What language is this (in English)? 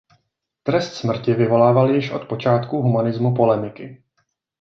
Czech